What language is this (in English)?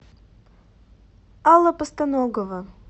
Russian